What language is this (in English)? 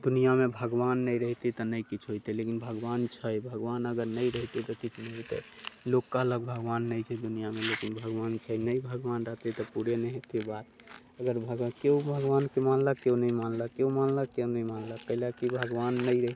Maithili